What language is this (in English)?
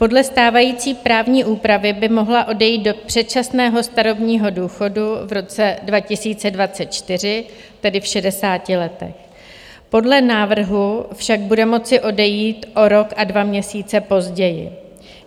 Czech